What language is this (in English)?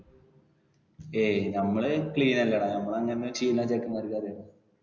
Malayalam